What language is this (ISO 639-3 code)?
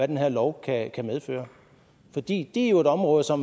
dan